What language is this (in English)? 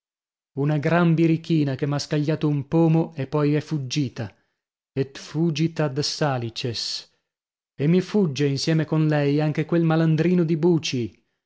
Italian